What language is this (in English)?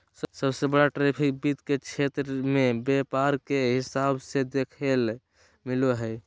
Magahi